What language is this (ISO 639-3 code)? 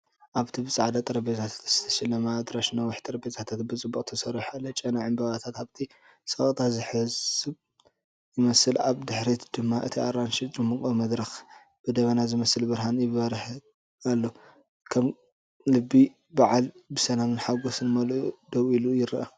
tir